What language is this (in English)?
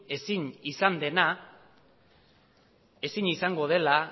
Basque